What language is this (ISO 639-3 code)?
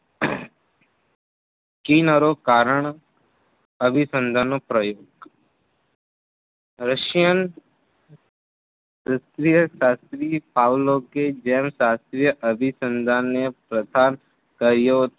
guj